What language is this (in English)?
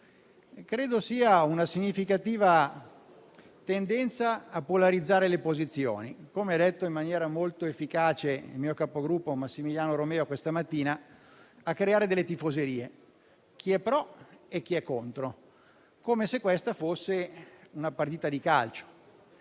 Italian